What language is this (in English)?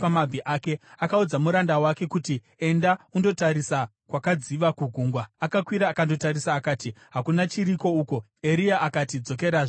Shona